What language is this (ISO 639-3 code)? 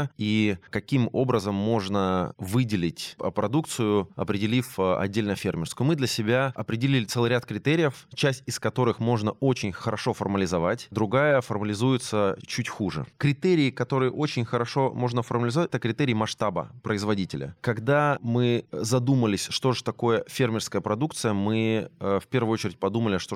rus